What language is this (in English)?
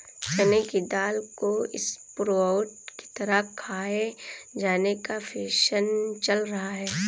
Hindi